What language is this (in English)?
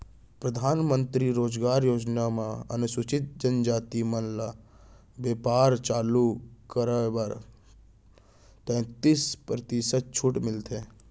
Chhattisgarhi